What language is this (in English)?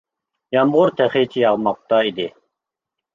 Uyghur